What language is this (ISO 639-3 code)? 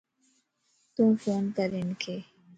lss